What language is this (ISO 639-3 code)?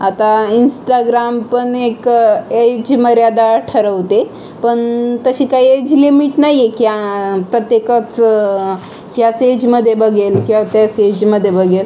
mar